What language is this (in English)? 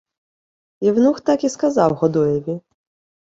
Ukrainian